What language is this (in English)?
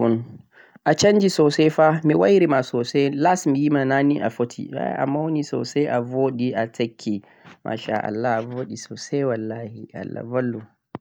Central-Eastern Niger Fulfulde